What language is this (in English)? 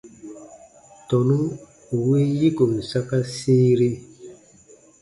Baatonum